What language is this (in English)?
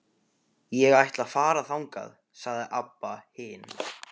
Icelandic